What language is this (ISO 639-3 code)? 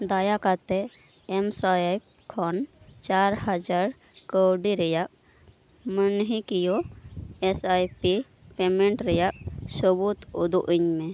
sat